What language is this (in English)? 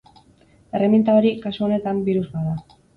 Basque